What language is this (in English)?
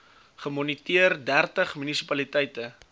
Afrikaans